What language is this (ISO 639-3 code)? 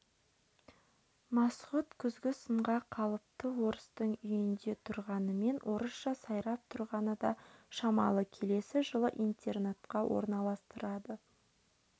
kaz